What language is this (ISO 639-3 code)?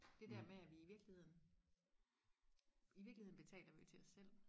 dan